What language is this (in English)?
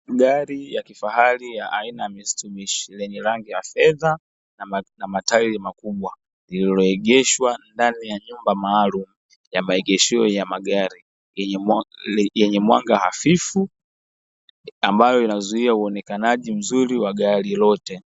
Swahili